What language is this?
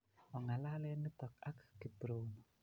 Kalenjin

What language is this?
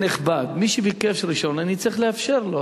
Hebrew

